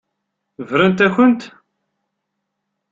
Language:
Kabyle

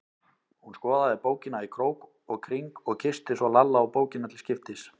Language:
Icelandic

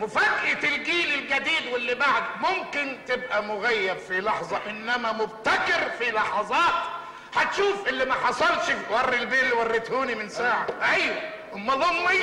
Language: Arabic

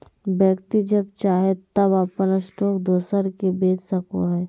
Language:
Magahi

